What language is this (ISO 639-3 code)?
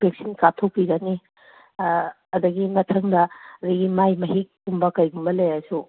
mni